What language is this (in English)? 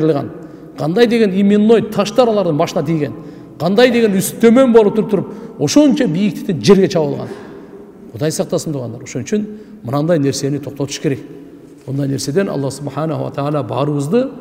Turkish